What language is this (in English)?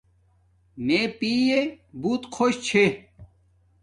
Domaaki